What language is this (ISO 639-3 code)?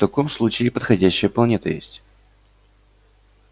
rus